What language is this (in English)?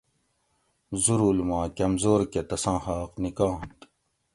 Gawri